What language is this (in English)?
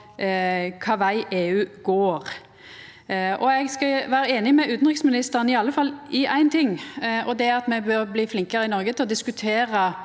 Norwegian